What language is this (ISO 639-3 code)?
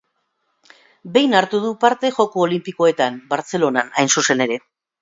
eus